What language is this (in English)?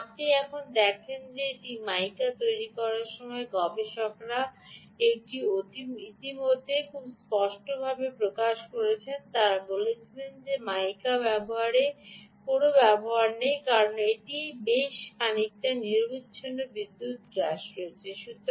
Bangla